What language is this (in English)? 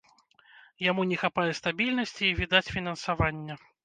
Belarusian